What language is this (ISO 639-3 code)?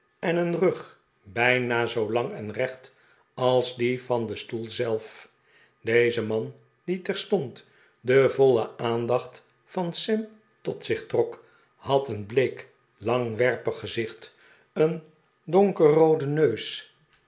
nld